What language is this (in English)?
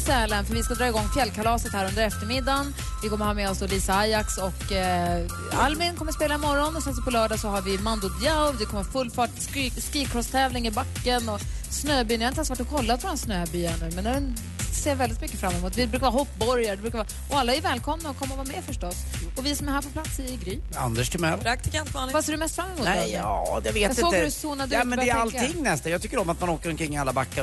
Swedish